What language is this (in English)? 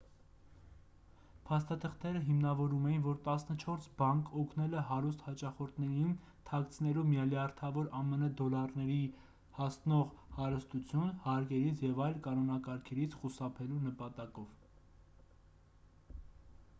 Armenian